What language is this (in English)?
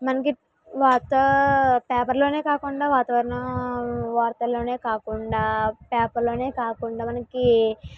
Telugu